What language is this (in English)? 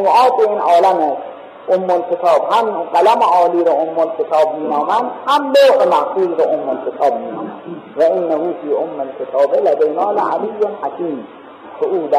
Persian